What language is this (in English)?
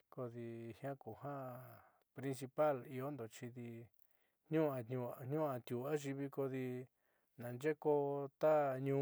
Southeastern Nochixtlán Mixtec